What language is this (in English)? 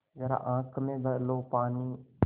Hindi